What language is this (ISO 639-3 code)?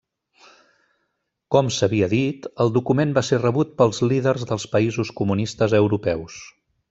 cat